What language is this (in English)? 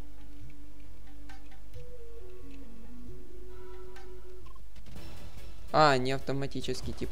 Russian